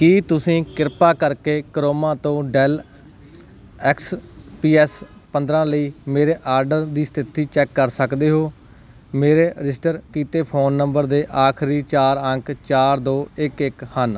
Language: Punjabi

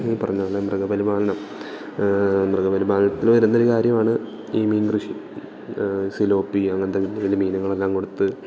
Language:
Malayalam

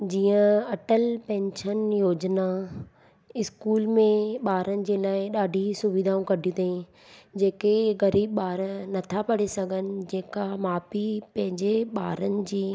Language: Sindhi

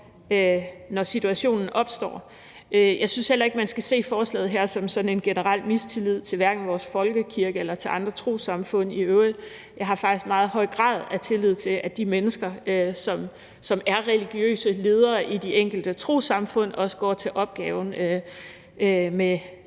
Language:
Danish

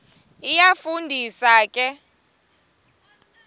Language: Xhosa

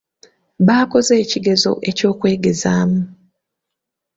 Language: Ganda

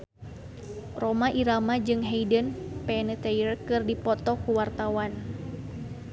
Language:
Sundanese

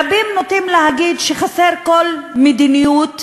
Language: Hebrew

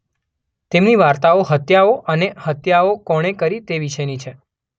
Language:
Gujarati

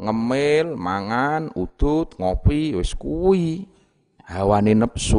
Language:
Indonesian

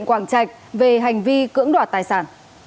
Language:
Vietnamese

